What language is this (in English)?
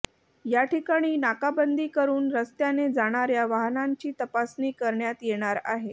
Marathi